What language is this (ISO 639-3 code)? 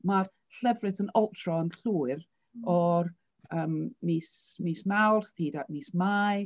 cym